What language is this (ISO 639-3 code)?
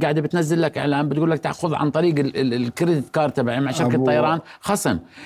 ara